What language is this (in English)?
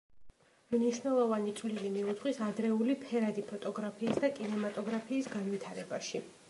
Georgian